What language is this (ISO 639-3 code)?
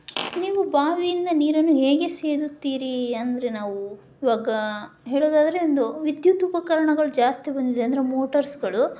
kan